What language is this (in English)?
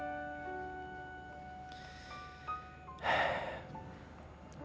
Indonesian